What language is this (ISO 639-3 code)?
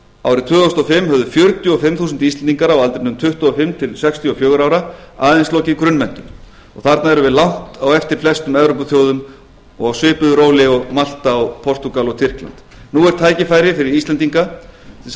isl